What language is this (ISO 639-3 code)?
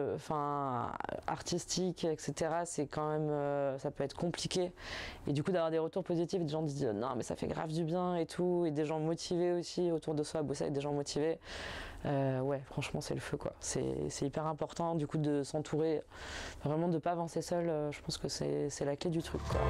fra